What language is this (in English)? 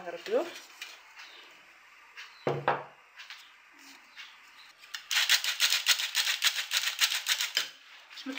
Arabic